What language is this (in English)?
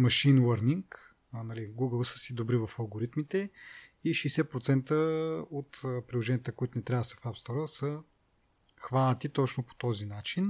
Bulgarian